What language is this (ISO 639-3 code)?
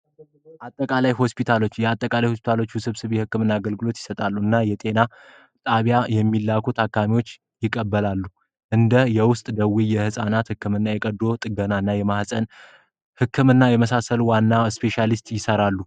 amh